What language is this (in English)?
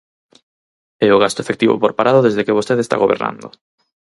Galician